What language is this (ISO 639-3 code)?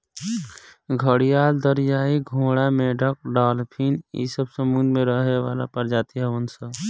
bho